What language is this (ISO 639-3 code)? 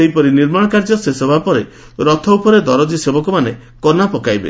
ori